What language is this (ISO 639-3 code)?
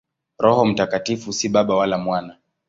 swa